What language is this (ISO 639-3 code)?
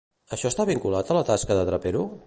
cat